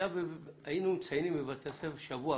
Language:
Hebrew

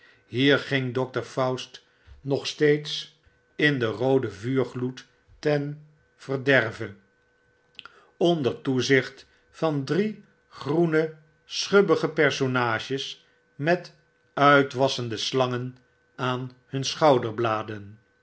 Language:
Dutch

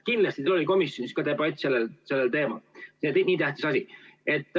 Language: Estonian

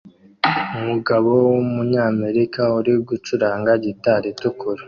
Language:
Kinyarwanda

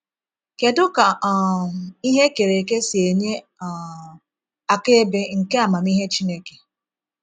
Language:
Igbo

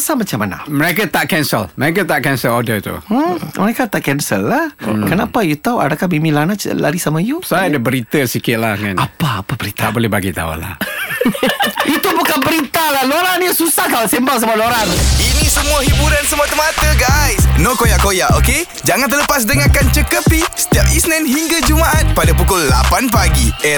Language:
Malay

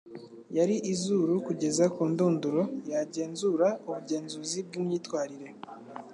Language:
Kinyarwanda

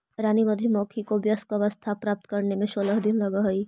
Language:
Magahi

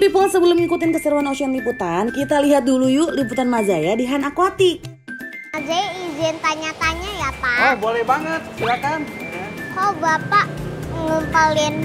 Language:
Indonesian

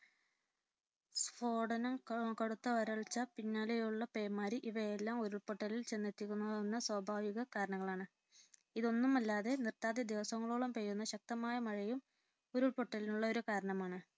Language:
Malayalam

